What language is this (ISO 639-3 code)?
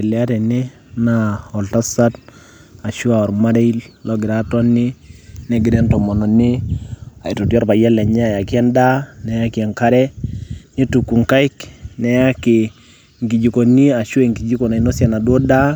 mas